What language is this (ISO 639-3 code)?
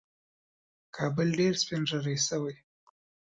pus